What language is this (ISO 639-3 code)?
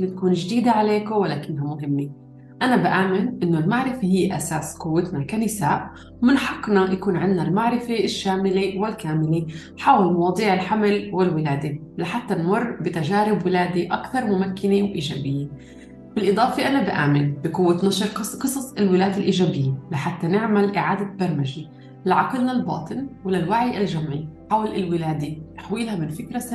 ara